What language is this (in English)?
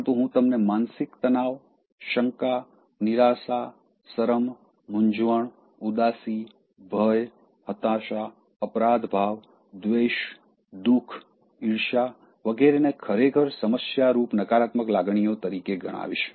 Gujarati